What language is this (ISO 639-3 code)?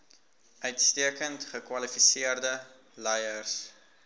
afr